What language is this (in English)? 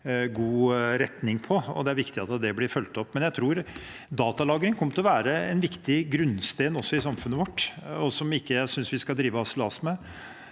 Norwegian